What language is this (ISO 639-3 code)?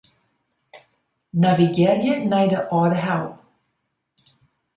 fry